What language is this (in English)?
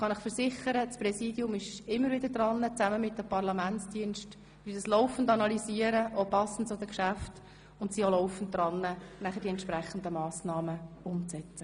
Swiss German